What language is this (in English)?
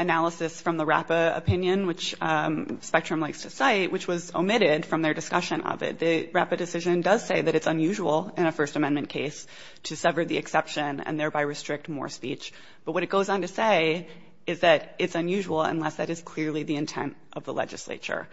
English